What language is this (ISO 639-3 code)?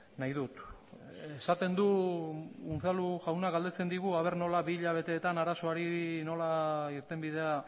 eus